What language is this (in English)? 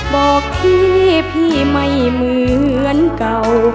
Thai